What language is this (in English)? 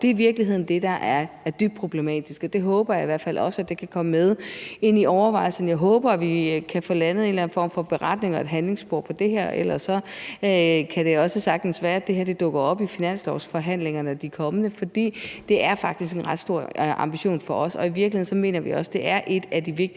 Danish